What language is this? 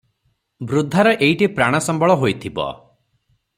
Odia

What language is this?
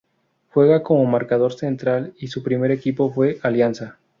Spanish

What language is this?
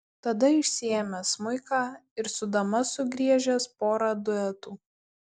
Lithuanian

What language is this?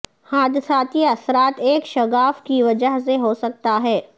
Urdu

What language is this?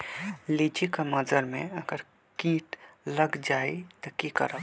Magahi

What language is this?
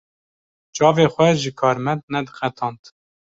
Kurdish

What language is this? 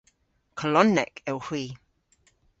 Cornish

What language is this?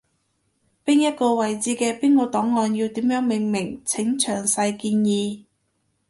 Cantonese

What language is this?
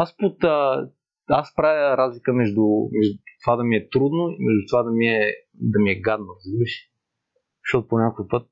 Bulgarian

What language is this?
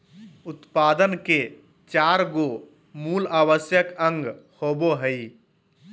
Magahi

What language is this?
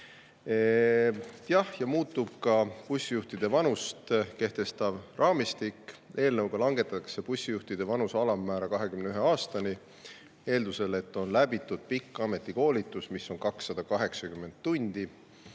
Estonian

